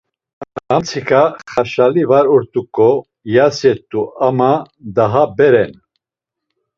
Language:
Laz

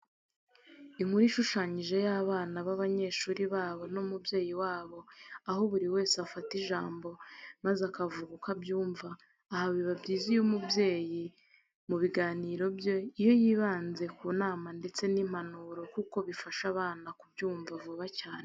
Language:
Kinyarwanda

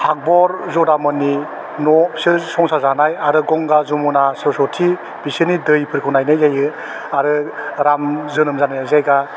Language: Bodo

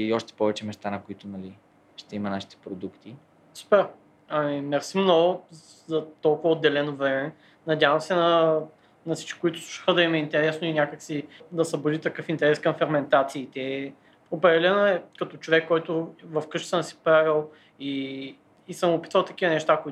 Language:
Bulgarian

